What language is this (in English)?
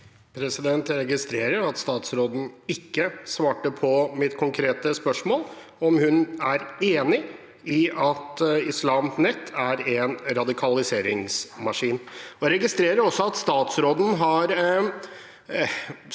Norwegian